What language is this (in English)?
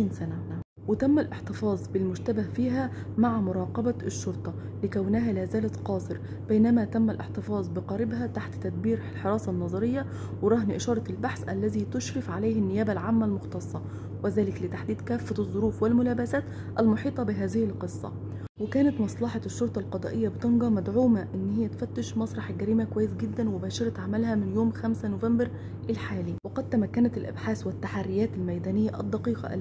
Arabic